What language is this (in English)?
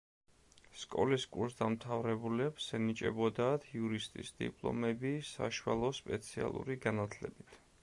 Georgian